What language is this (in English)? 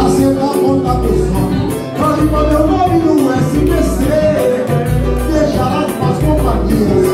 Romanian